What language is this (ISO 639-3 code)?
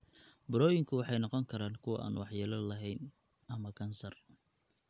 som